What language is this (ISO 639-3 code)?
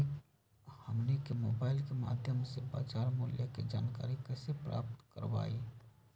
mag